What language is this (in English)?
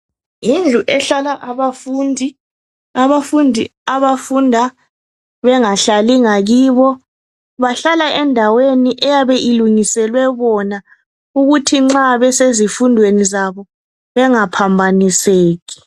North Ndebele